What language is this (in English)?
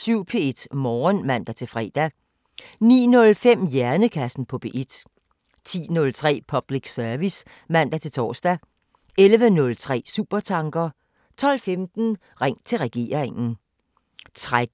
Danish